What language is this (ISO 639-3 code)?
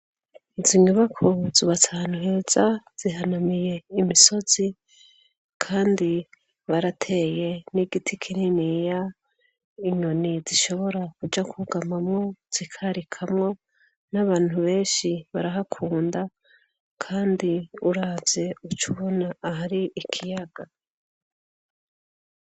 run